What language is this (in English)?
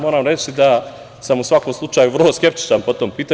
Serbian